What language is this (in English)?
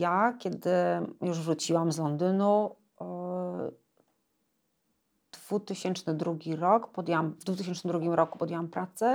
Polish